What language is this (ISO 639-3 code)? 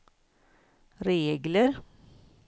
swe